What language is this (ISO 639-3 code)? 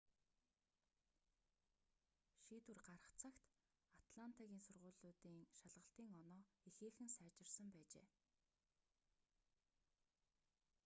mon